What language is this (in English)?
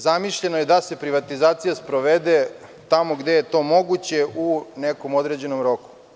Serbian